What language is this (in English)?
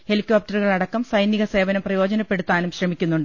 Malayalam